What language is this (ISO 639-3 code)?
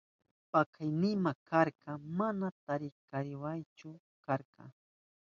qup